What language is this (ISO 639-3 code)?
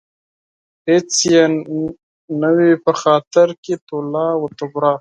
pus